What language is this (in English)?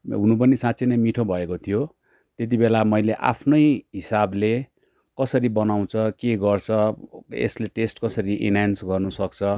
Nepali